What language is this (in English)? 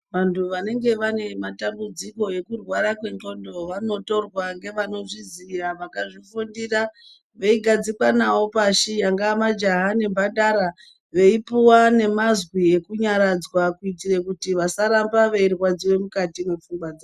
Ndau